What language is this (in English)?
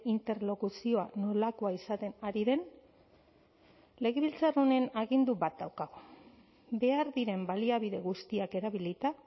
Basque